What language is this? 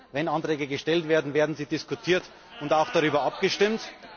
German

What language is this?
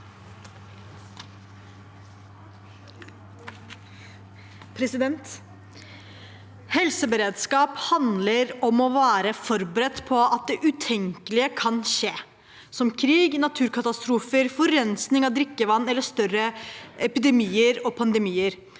Norwegian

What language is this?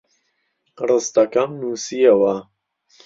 Central Kurdish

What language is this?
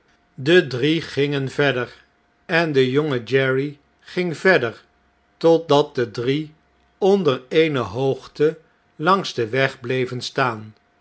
Dutch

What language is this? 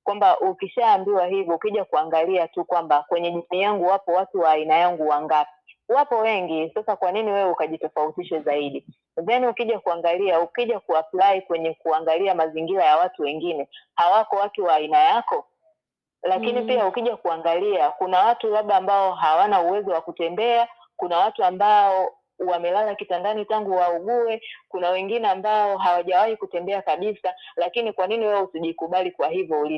Swahili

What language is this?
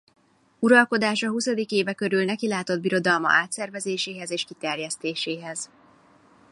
Hungarian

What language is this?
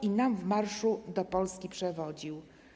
Polish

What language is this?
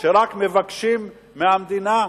Hebrew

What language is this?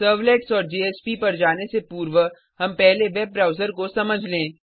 Hindi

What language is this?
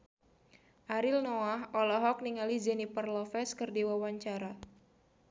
Sundanese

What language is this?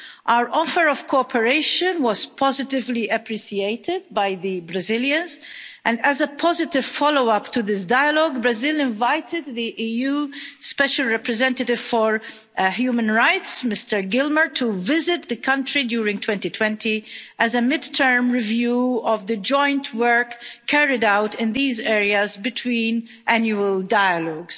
English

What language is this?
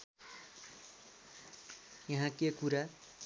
Nepali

